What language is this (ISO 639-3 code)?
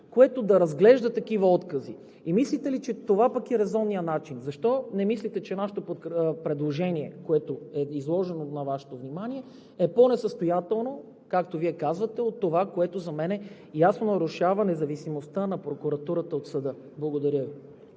bul